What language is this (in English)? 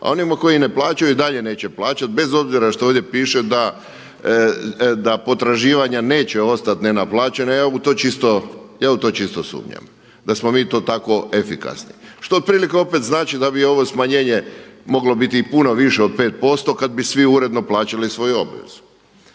Croatian